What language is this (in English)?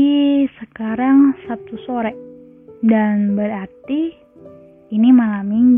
Indonesian